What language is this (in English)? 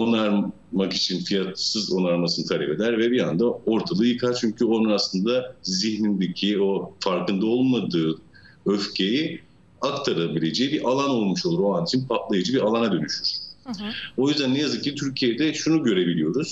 Turkish